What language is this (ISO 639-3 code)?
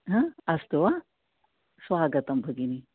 san